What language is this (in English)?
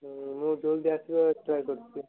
Odia